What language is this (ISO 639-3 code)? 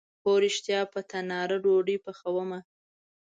pus